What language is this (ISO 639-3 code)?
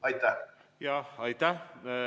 est